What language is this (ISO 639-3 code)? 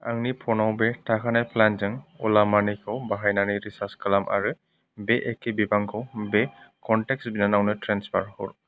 brx